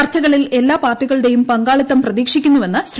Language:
Malayalam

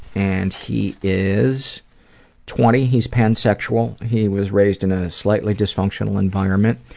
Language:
English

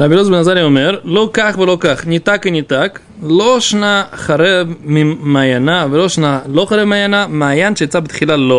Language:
Russian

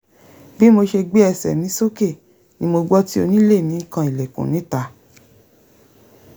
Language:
Yoruba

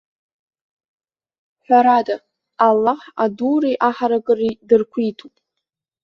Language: Abkhazian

